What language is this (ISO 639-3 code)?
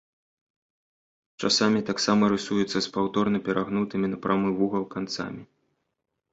bel